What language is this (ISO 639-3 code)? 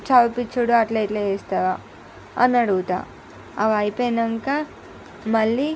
tel